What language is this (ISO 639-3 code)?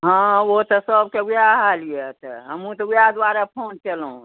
mai